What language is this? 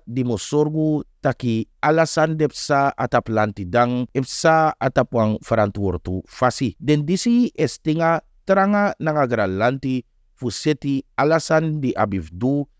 Italian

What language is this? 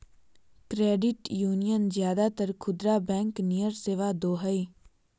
Magahi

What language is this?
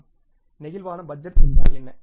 Tamil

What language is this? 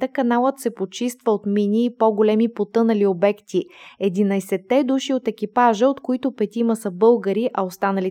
Bulgarian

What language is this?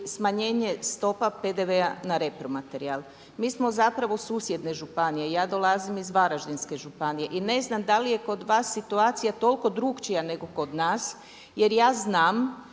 Croatian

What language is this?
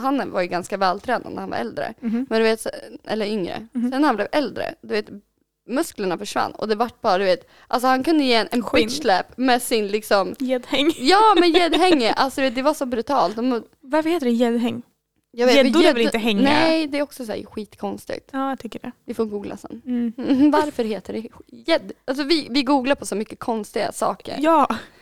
Swedish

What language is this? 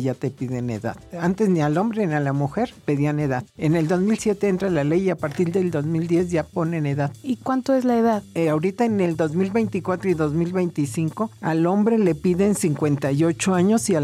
Spanish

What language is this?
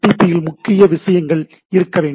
Tamil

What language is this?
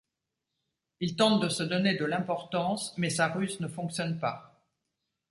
French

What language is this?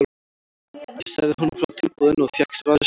Icelandic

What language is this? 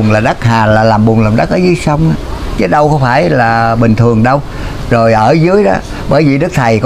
Vietnamese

